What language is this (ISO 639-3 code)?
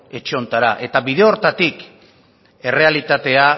eus